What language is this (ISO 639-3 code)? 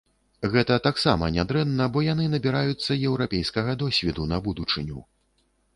bel